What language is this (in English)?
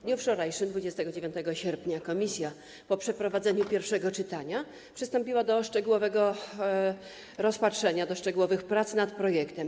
Polish